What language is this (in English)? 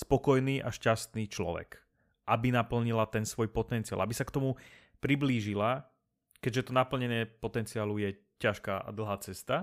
Slovak